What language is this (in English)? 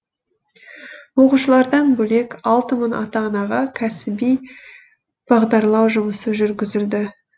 Kazakh